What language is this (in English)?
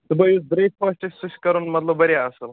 Kashmiri